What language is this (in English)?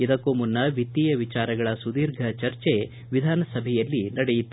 Kannada